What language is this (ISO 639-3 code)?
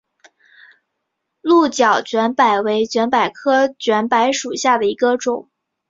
zho